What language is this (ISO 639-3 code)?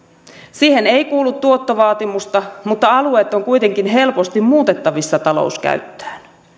fin